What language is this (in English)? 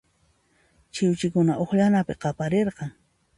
Puno Quechua